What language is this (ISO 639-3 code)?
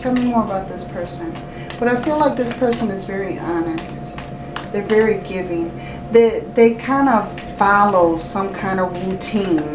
eng